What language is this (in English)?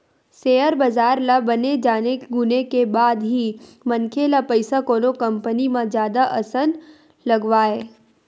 Chhattisgarhi